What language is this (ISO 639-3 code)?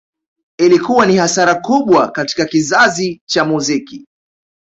swa